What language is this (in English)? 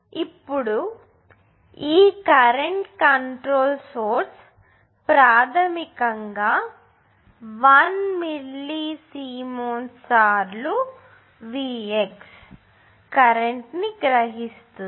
Telugu